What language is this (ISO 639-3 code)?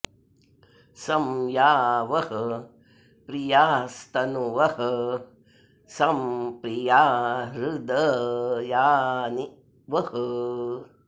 san